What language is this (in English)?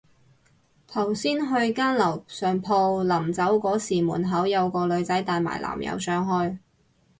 Cantonese